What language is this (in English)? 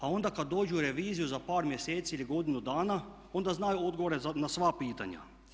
Croatian